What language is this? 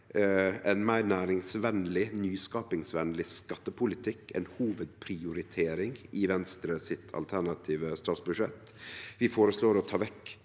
Norwegian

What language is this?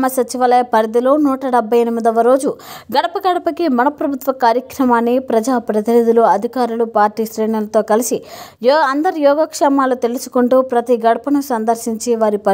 Arabic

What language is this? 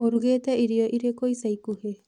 Kikuyu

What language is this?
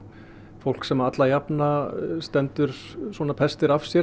Icelandic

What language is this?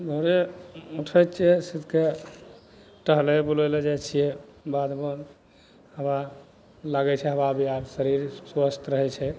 Maithili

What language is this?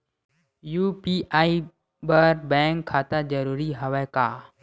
Chhattisgarhi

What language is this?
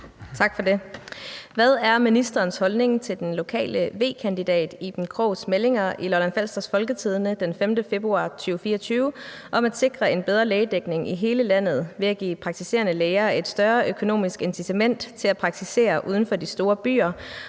Danish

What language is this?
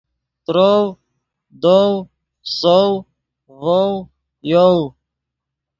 Yidgha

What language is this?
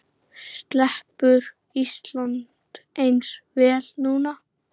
Icelandic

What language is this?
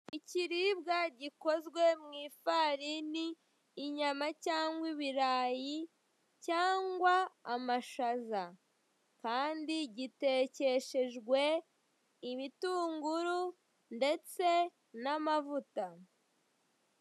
Kinyarwanda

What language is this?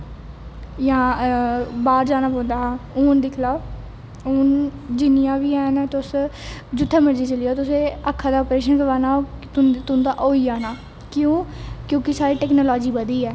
Dogri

